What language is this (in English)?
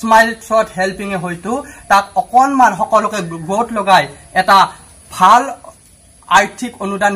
Indonesian